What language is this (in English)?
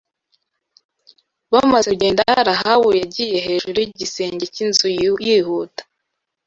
Kinyarwanda